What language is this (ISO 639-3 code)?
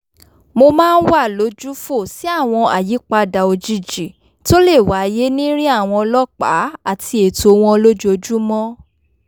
yor